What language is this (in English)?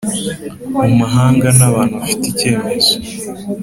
Kinyarwanda